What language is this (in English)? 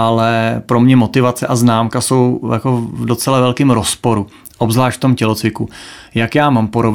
Czech